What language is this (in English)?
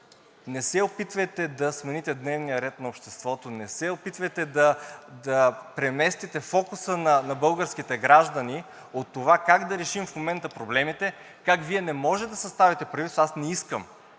Bulgarian